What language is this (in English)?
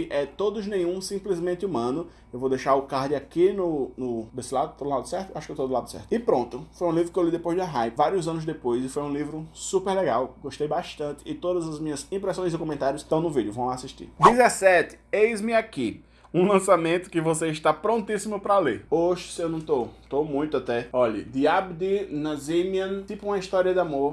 Portuguese